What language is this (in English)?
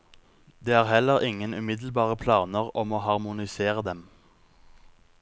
Norwegian